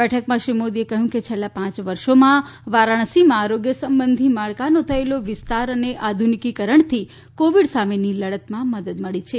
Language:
Gujarati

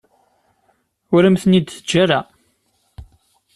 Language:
Kabyle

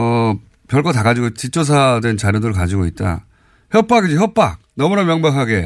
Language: Korean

